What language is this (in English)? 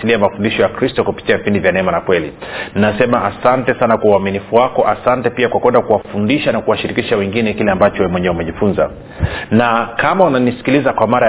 Swahili